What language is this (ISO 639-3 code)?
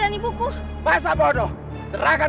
ind